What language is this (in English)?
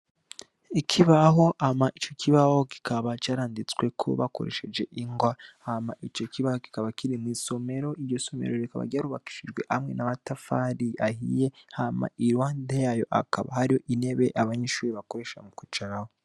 Rundi